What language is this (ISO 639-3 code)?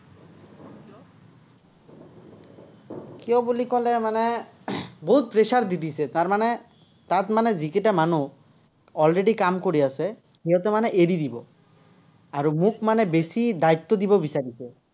asm